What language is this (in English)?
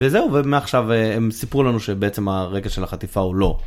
Hebrew